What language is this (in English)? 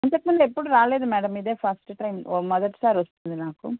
Telugu